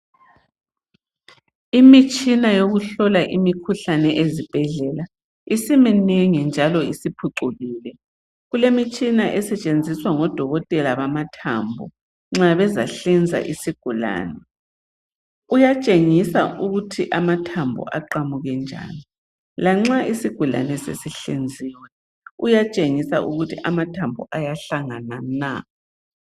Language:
North Ndebele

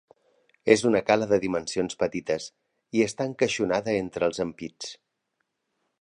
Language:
Catalan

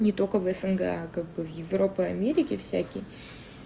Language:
Russian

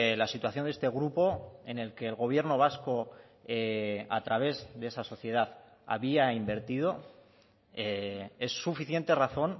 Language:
Spanish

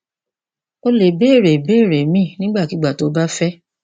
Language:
Yoruba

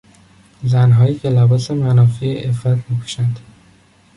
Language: Persian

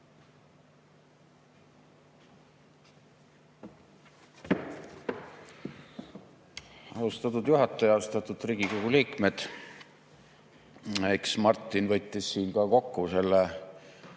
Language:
Estonian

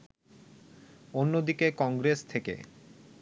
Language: Bangla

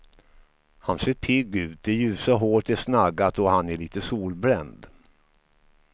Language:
Swedish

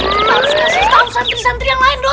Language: Indonesian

